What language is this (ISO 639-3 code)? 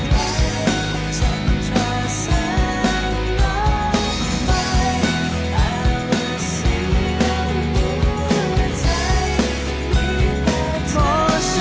tha